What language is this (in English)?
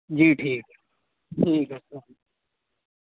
Urdu